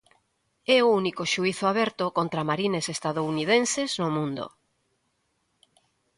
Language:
Galician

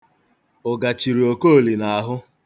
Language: Igbo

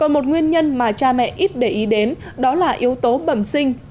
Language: Vietnamese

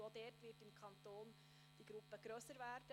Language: Swiss German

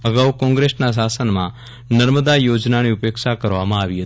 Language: Gujarati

